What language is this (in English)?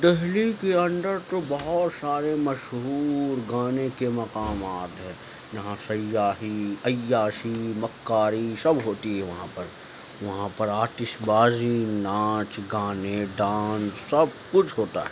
Urdu